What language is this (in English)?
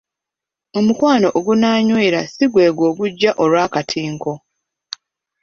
Ganda